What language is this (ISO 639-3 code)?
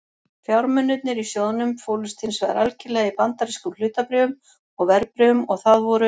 isl